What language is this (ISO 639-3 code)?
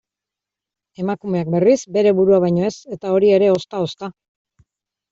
eus